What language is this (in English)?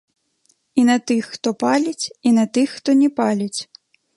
Belarusian